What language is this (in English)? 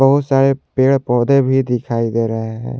Hindi